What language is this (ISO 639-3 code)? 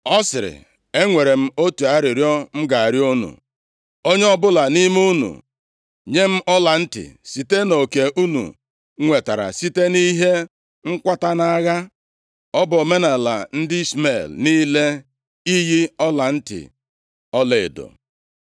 ibo